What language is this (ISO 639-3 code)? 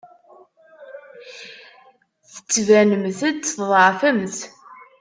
kab